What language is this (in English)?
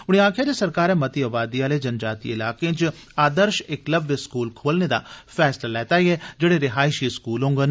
Dogri